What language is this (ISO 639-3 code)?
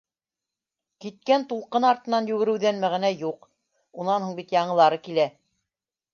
bak